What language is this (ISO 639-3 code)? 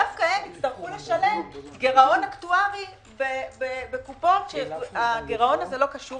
heb